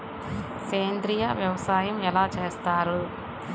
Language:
Telugu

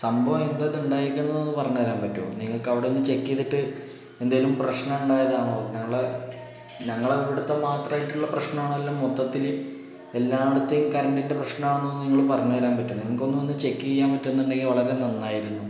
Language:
Malayalam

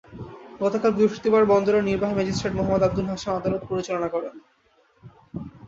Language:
Bangla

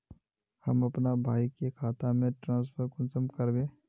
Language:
Magahi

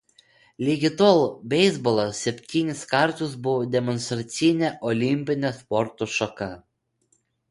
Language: Lithuanian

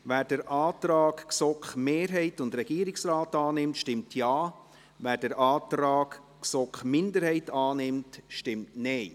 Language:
Swiss German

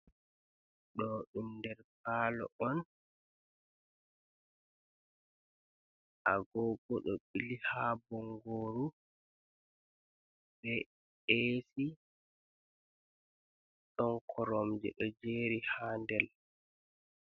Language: Fula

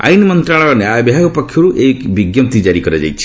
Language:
Odia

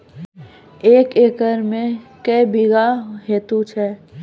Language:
Maithili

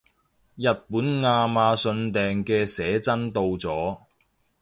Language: Cantonese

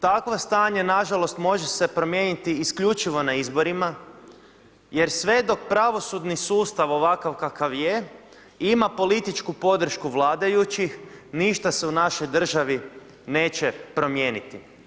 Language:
Croatian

